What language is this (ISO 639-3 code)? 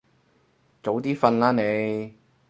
yue